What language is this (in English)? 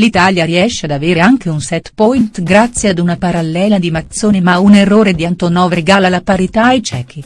Italian